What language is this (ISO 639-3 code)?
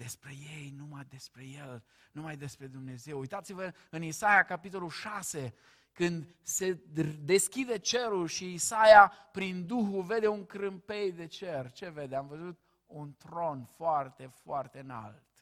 ron